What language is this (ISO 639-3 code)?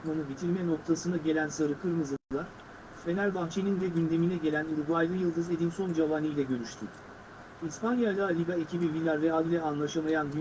tur